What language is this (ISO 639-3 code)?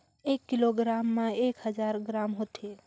hne